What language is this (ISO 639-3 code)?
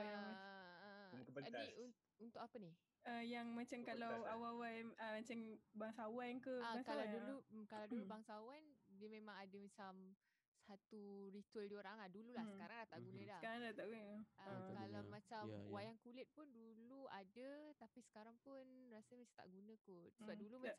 msa